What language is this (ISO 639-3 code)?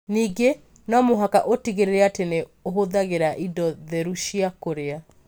kik